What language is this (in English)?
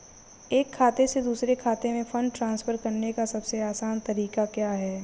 Hindi